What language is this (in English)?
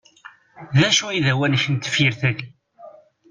Kabyle